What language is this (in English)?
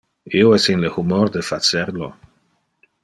Interlingua